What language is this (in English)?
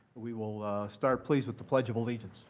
English